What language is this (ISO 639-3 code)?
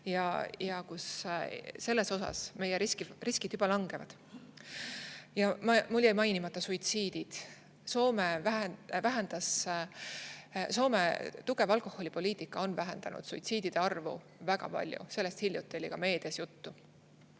est